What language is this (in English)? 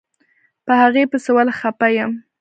Pashto